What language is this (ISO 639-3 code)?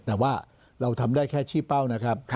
tha